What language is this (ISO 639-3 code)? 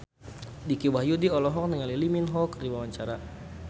sun